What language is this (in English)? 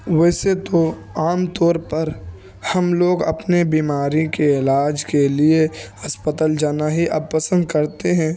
Urdu